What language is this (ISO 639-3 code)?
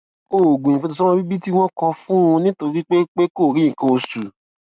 yor